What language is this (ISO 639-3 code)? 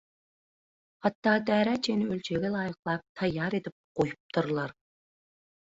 tuk